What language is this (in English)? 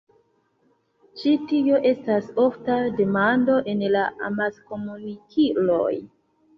Esperanto